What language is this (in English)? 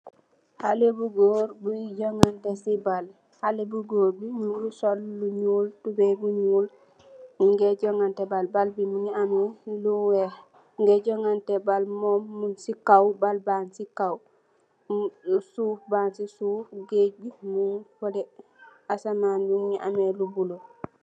Wolof